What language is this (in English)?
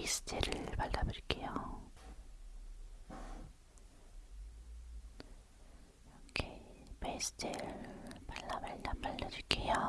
Korean